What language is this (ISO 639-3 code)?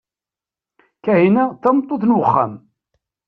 kab